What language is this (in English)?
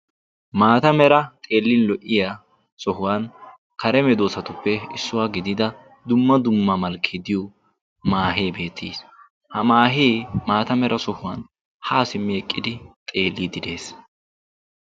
Wolaytta